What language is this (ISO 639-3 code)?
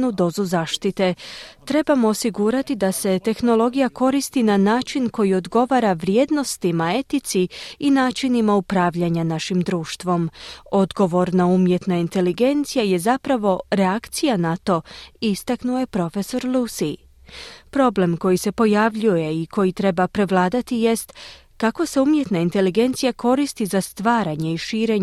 hrv